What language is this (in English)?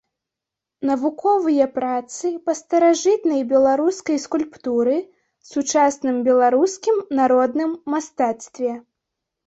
Belarusian